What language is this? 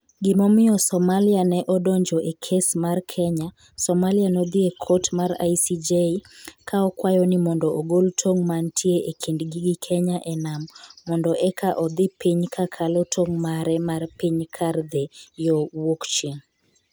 Luo (Kenya and Tanzania)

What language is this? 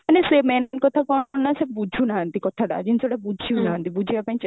Odia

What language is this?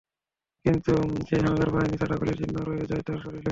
Bangla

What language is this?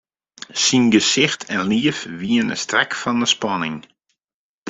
Western Frisian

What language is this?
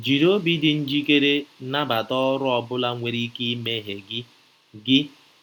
Igbo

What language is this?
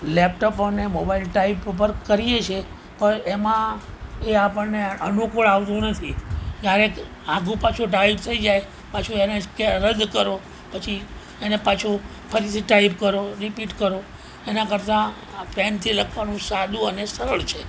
Gujarati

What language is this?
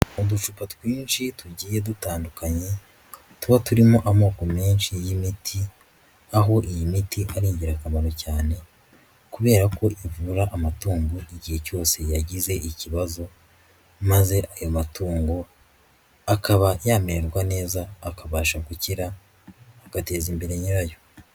Kinyarwanda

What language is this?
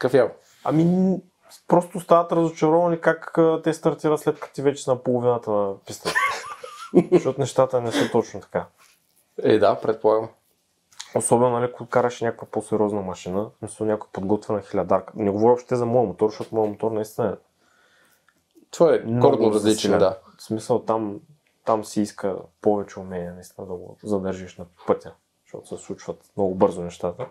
Bulgarian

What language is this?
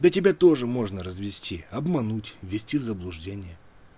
Russian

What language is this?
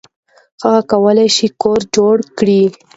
Pashto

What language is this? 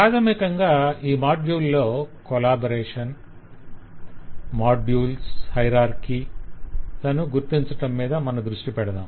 Telugu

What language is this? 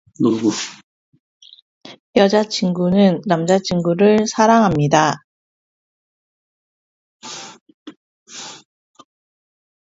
Korean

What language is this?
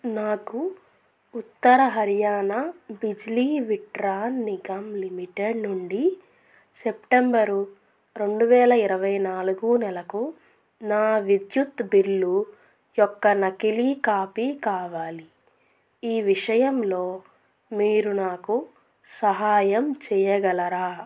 Telugu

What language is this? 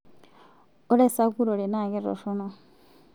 Masai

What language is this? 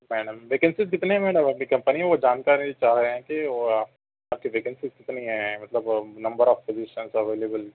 Urdu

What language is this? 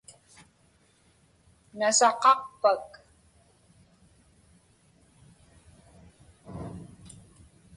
Inupiaq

